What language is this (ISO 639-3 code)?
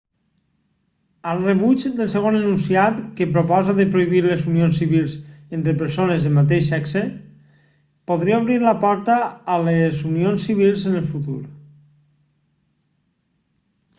cat